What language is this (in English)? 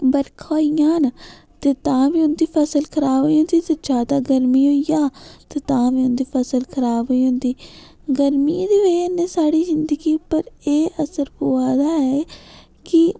Dogri